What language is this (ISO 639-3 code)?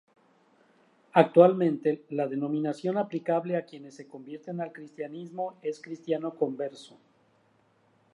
spa